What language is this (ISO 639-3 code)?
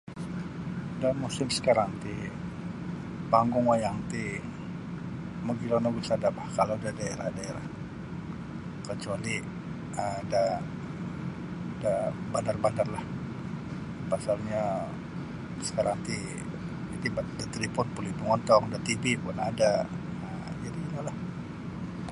bsy